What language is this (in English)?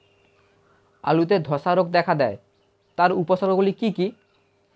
Bangla